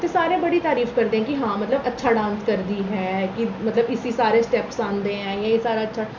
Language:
Dogri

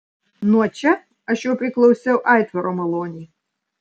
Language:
Lithuanian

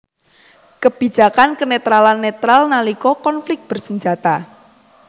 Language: Javanese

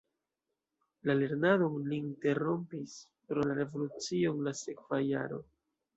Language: Esperanto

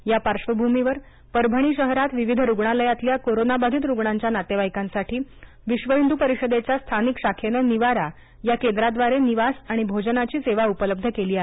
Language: Marathi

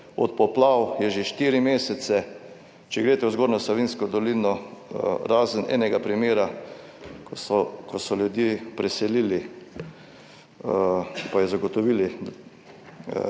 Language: Slovenian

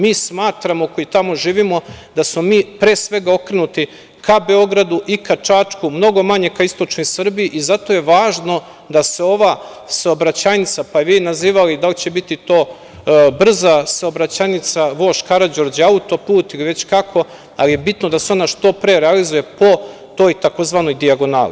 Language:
Serbian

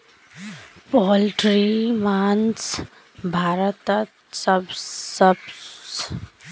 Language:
Magahi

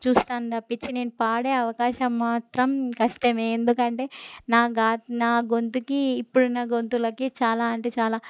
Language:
Telugu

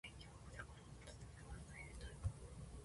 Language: Japanese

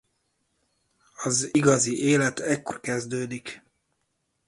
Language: Hungarian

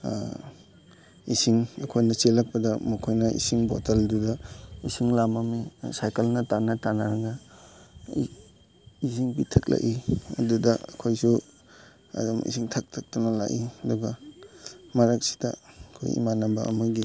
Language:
Manipuri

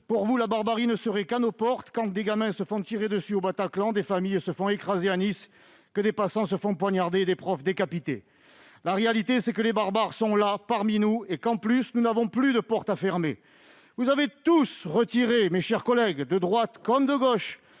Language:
French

